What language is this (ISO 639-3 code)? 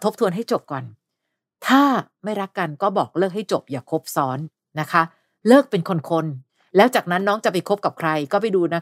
tha